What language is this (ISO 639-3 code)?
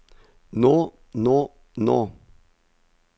nor